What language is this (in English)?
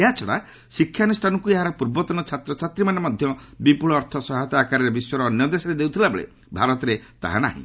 Odia